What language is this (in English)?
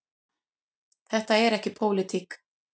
Icelandic